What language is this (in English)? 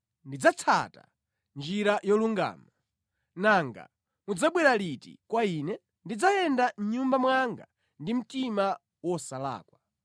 Nyanja